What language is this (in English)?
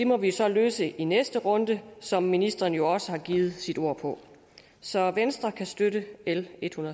Danish